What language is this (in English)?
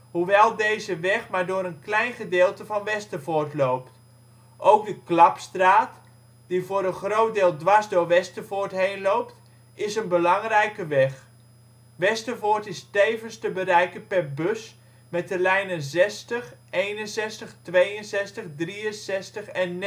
Dutch